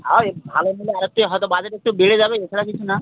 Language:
Bangla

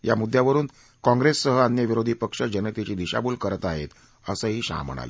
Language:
Marathi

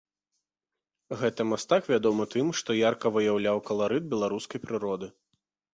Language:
Belarusian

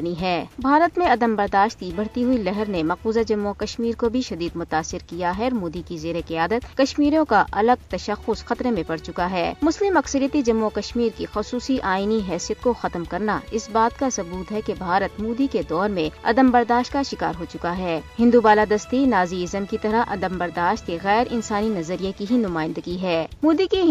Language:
Urdu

